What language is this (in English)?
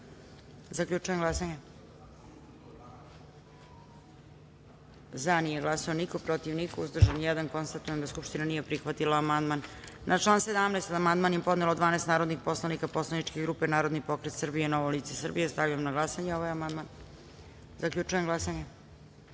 Serbian